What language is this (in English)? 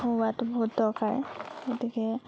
Assamese